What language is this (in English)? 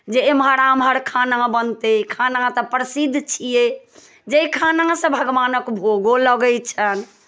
Maithili